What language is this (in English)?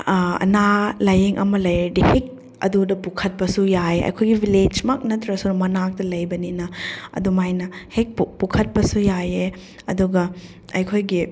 Manipuri